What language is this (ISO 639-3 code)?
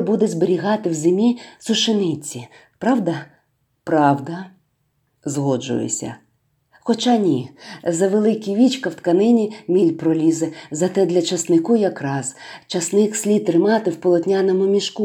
ukr